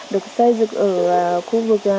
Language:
Vietnamese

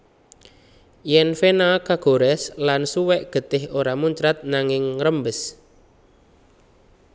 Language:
Javanese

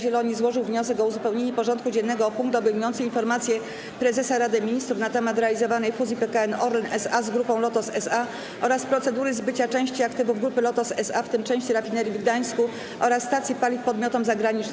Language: Polish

